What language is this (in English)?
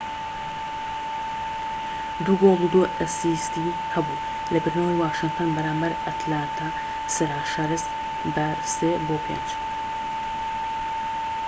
Central Kurdish